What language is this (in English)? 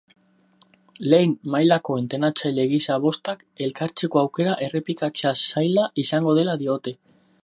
Basque